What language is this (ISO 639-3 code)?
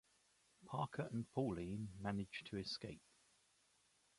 eng